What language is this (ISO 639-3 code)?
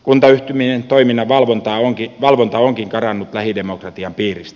fin